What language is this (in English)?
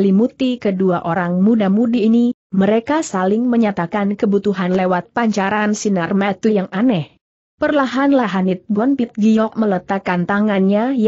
Indonesian